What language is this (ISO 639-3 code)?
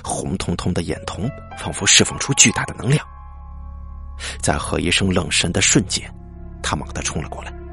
zho